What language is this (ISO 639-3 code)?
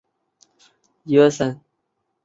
zho